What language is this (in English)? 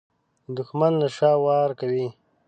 Pashto